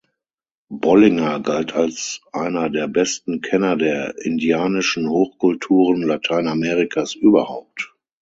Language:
German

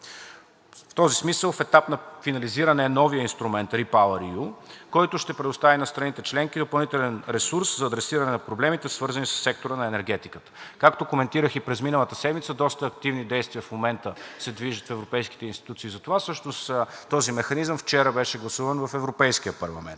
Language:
Bulgarian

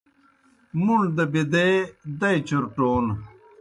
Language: Kohistani Shina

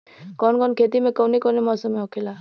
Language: Bhojpuri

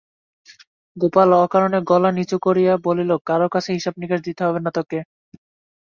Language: Bangla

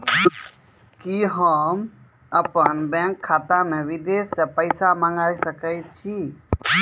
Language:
Maithili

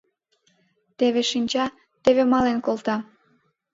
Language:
Mari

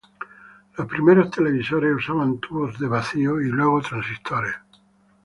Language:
Spanish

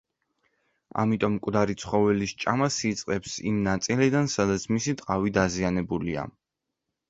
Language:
Georgian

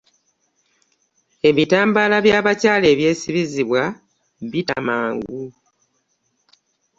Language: Ganda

